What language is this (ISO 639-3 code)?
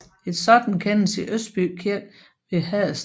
dan